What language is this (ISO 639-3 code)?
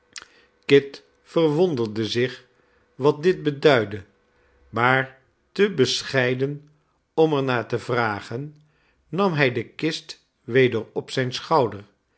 nld